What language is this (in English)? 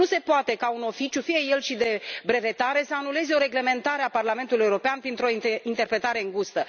Romanian